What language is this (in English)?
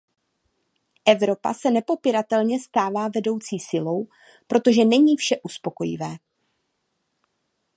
Czech